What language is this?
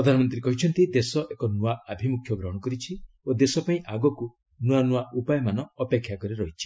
Odia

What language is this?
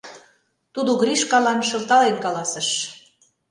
Mari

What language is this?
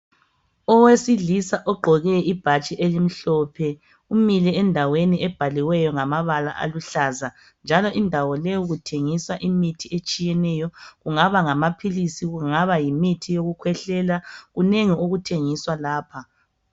North Ndebele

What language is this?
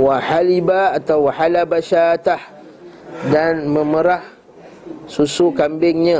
Malay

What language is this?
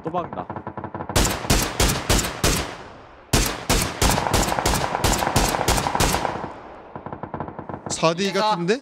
Korean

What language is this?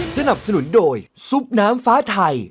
Thai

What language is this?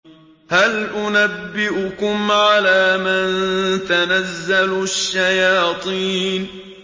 Arabic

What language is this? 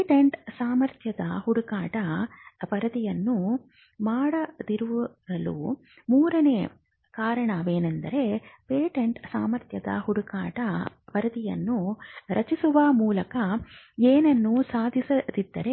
Kannada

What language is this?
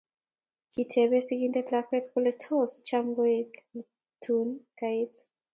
Kalenjin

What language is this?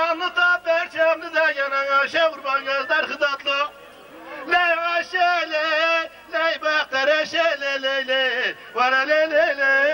Turkish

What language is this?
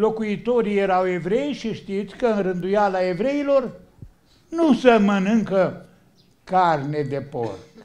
Romanian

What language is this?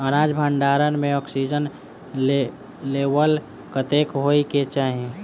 Maithili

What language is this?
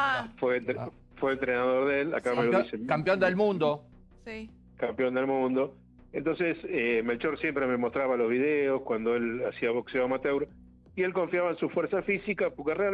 Spanish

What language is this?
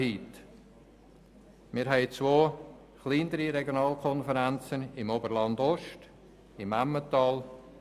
Swiss German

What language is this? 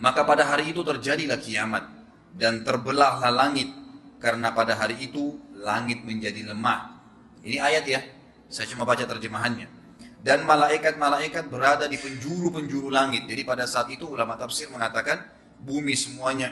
Indonesian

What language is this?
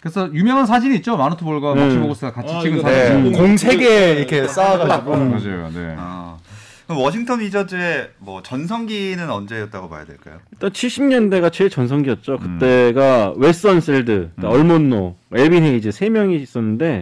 Korean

